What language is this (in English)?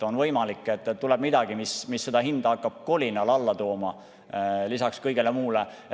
Estonian